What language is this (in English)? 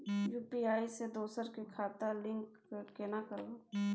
Maithili